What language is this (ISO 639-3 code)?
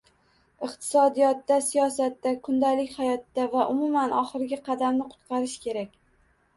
uzb